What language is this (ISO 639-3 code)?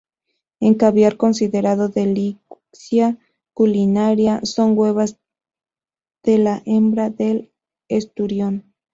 spa